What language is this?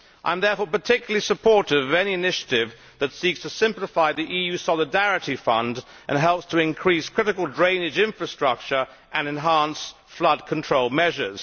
English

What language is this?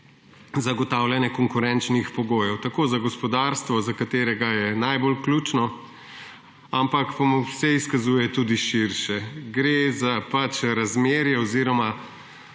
Slovenian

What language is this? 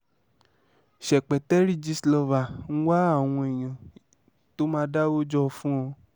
Yoruba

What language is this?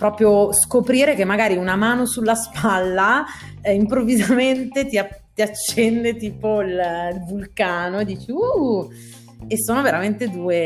Italian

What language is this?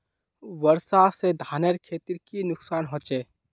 Magahi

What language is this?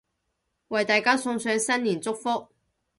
Cantonese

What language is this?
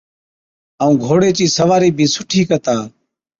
Od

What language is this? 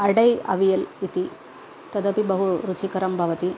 Sanskrit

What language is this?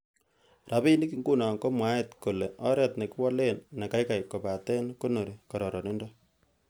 Kalenjin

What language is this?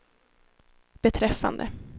Swedish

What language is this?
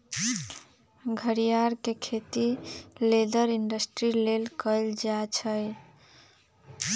Magahi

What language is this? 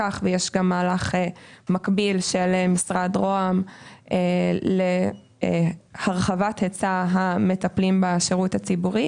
Hebrew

